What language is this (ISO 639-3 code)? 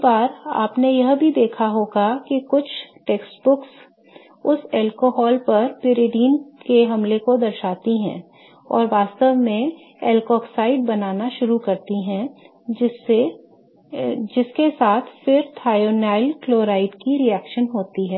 hin